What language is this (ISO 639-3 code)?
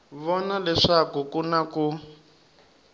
tso